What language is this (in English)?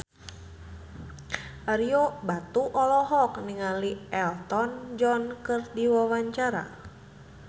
Sundanese